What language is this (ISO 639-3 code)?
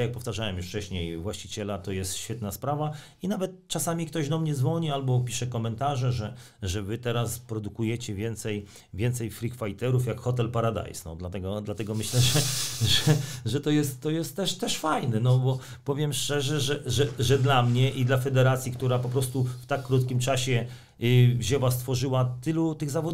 pol